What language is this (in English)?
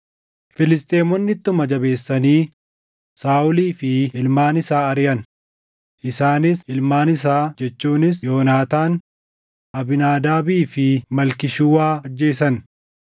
Oromo